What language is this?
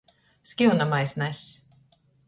Latgalian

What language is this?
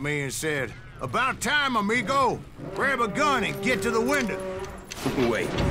French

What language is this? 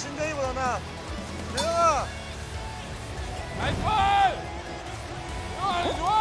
Korean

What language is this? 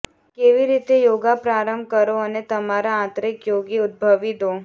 Gujarati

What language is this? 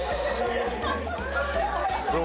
Japanese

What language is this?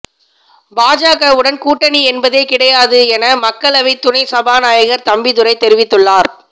Tamil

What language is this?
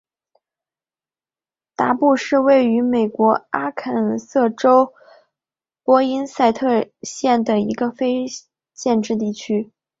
Chinese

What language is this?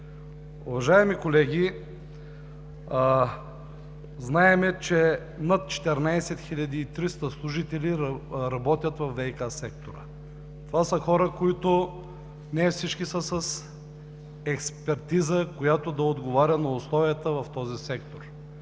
Bulgarian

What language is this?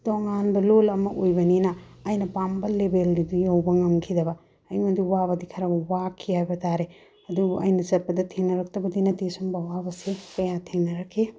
Manipuri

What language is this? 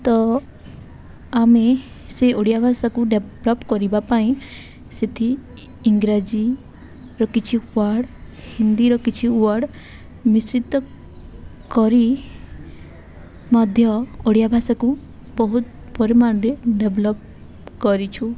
Odia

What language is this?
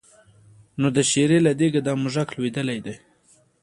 Pashto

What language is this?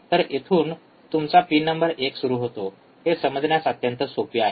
Marathi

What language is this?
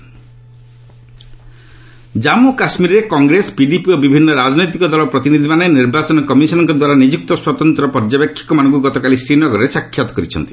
Odia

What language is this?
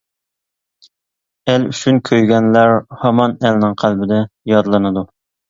Uyghur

